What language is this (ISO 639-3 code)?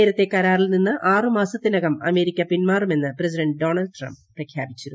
mal